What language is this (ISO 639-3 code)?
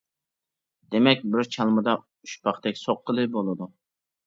uig